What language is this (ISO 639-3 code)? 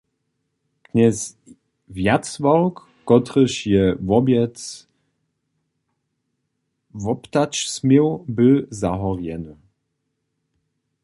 hsb